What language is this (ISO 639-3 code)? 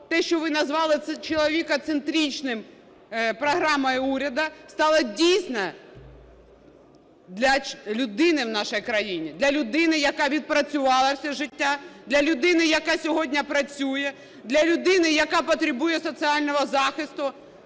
ukr